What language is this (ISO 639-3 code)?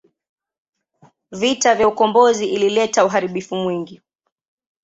swa